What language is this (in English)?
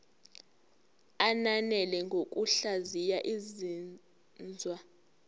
Zulu